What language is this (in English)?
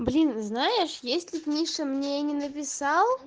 Russian